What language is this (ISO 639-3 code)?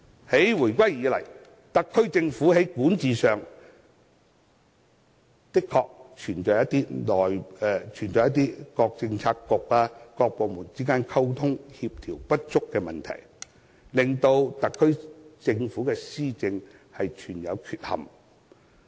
yue